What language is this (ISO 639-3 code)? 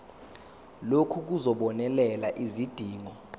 zul